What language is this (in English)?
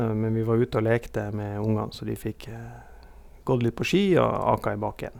Norwegian